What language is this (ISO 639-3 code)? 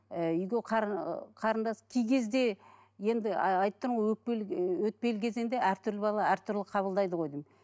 kaz